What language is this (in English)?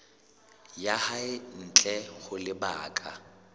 Southern Sotho